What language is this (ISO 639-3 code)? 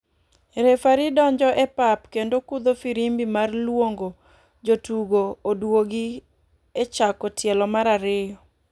luo